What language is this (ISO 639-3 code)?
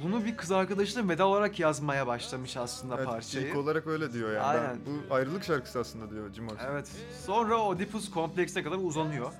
tur